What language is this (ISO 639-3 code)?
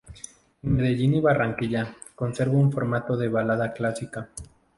spa